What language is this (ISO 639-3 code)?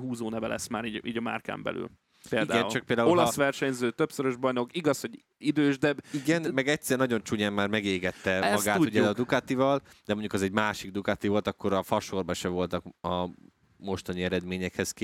hun